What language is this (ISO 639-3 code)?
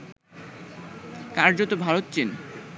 ben